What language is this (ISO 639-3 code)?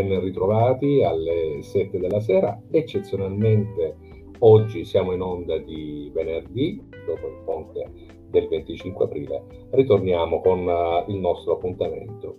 ita